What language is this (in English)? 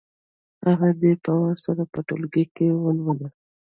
Pashto